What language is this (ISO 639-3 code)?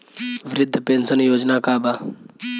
bho